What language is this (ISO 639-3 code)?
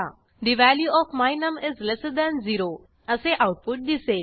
mar